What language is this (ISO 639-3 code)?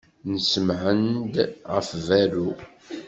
kab